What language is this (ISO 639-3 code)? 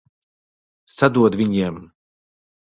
lav